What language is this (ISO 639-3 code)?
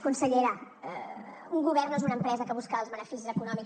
cat